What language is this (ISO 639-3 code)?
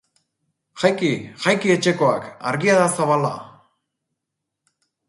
eus